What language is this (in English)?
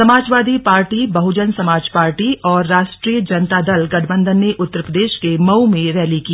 Hindi